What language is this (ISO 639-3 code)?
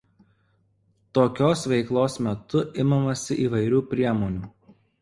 lit